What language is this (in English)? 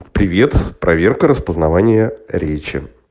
Russian